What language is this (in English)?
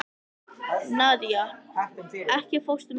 Icelandic